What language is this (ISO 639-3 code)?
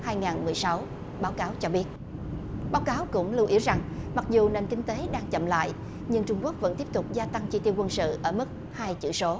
vie